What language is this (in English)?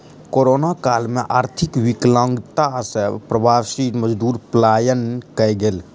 Maithili